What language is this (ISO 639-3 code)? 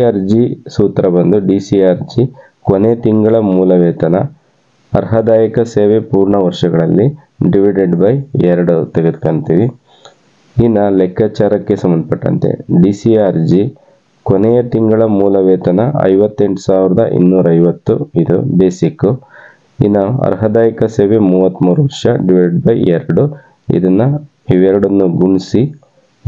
kan